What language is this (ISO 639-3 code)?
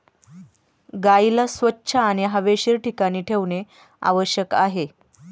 mar